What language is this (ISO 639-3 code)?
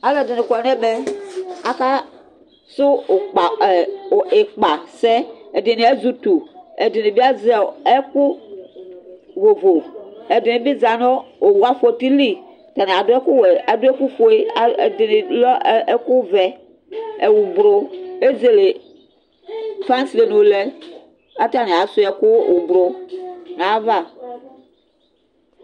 kpo